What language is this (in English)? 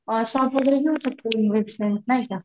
Marathi